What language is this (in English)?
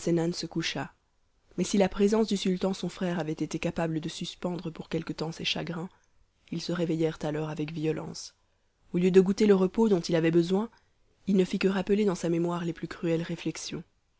French